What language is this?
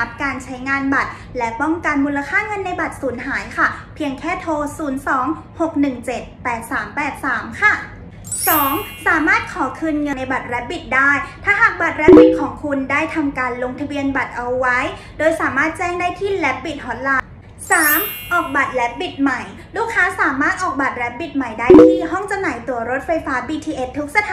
Thai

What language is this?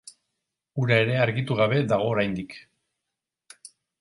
Basque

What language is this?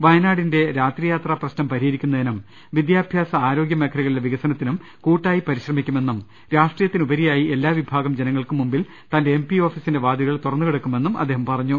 Malayalam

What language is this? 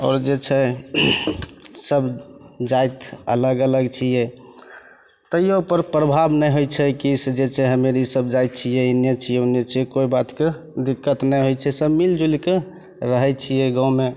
Maithili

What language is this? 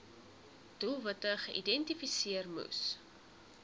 Afrikaans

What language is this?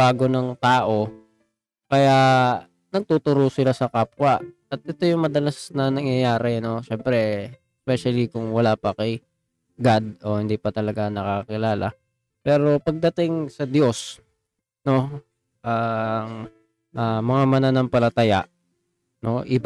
Filipino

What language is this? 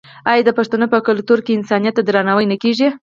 Pashto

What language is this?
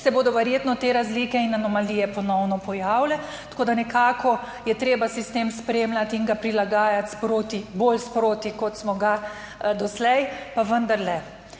Slovenian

